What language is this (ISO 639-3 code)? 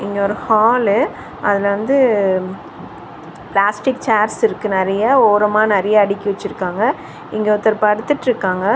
tam